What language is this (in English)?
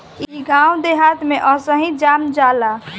Bhojpuri